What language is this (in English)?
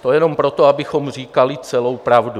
Czech